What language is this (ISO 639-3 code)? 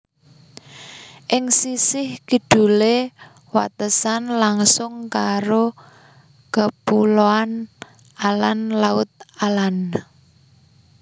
jav